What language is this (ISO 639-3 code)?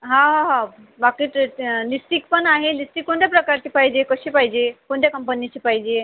mar